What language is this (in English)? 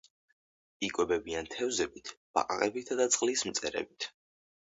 Georgian